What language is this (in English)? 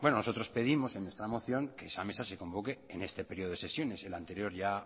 Spanish